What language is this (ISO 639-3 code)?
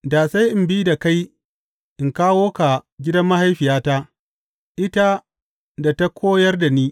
hau